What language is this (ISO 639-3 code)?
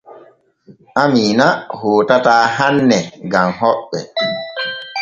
fue